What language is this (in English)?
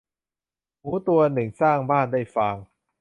Thai